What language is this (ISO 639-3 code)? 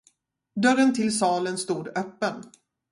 swe